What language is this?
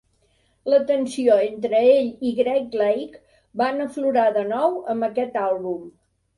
Catalan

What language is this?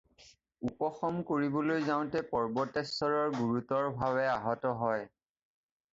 Assamese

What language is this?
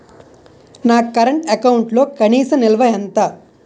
Telugu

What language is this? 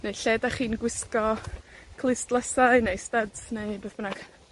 Welsh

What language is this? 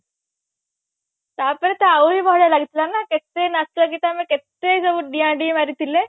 Odia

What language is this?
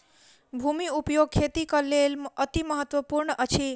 Maithili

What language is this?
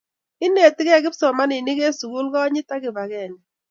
Kalenjin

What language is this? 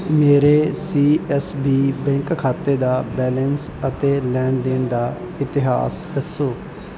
Punjabi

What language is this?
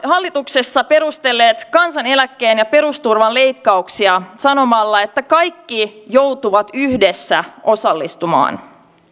Finnish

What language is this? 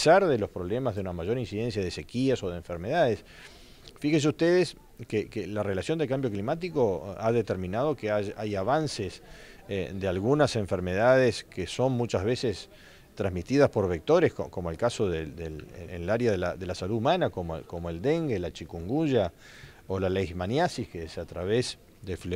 Spanish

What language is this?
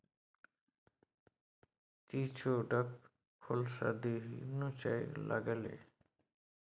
Maithili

